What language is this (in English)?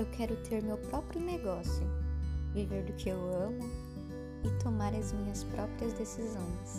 Portuguese